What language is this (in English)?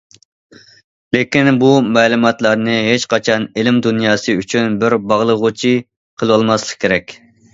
Uyghur